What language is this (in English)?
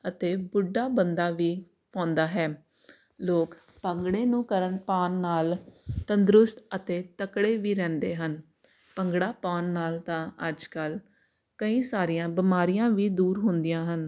Punjabi